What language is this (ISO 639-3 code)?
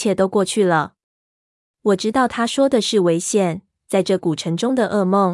zho